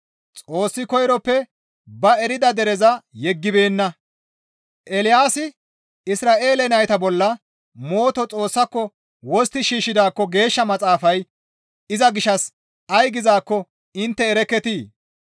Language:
Gamo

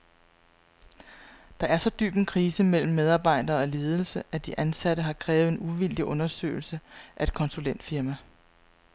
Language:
Danish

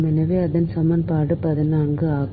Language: Tamil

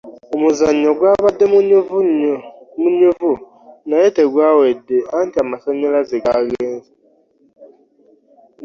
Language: Ganda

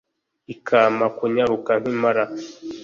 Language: Kinyarwanda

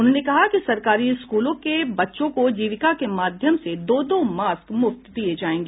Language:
Hindi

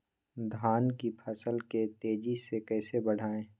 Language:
Magahi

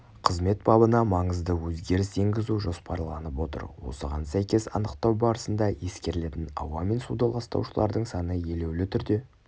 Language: Kazakh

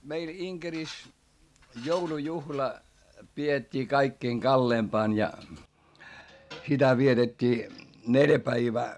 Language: Finnish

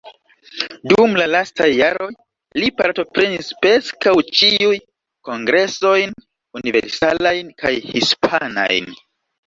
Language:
Esperanto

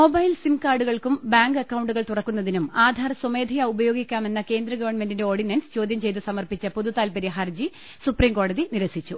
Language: Malayalam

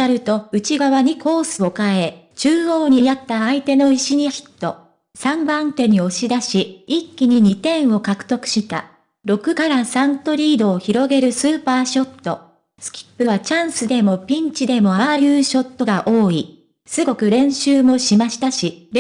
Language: Japanese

